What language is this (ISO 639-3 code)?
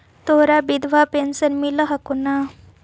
mag